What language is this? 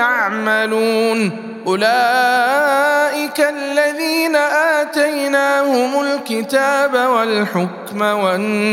Arabic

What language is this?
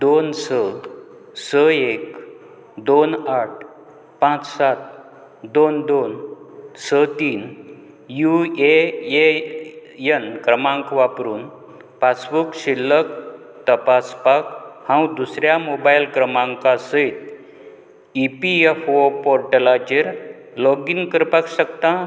Konkani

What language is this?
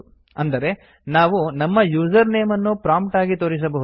Kannada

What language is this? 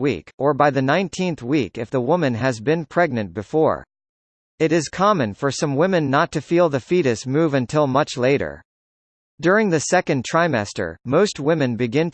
English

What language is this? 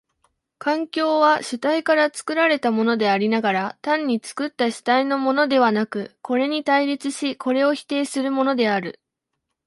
Japanese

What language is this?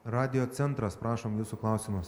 Lithuanian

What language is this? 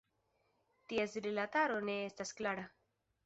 Esperanto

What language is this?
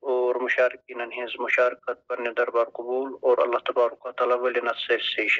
Arabic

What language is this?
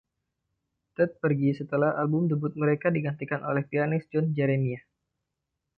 Indonesian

